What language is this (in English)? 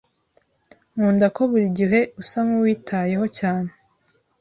Kinyarwanda